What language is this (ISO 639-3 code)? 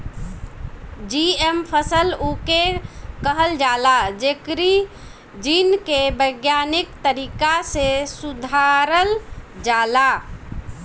bho